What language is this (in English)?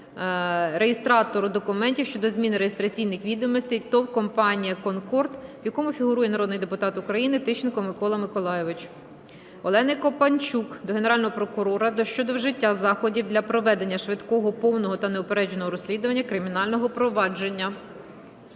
Ukrainian